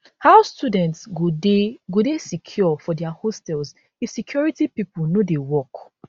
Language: Nigerian Pidgin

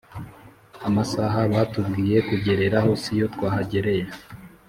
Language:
Kinyarwanda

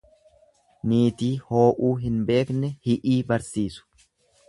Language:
Oromo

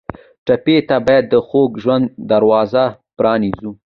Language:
Pashto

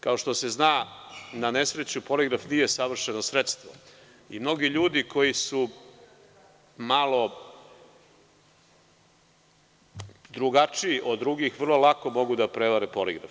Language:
Serbian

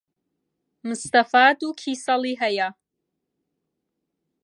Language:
Central Kurdish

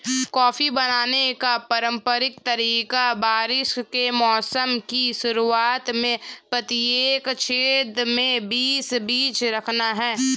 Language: Hindi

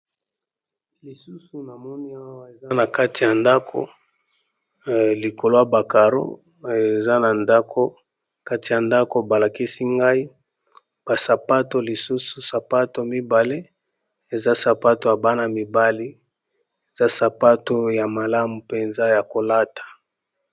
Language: Lingala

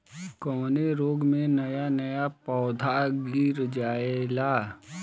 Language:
Bhojpuri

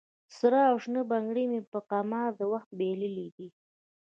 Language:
Pashto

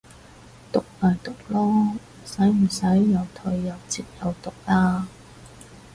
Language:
Cantonese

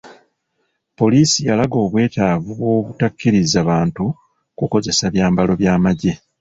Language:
Ganda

